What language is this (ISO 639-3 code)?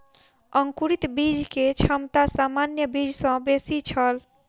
mai